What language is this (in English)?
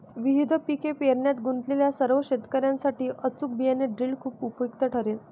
Marathi